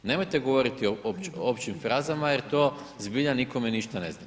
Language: Croatian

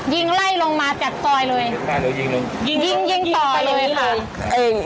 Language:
Thai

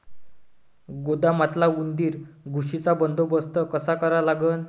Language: Marathi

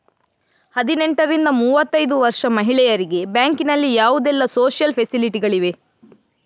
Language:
Kannada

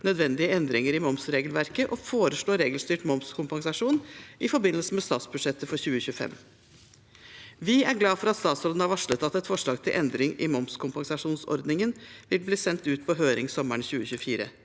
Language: Norwegian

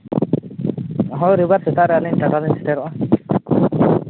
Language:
Santali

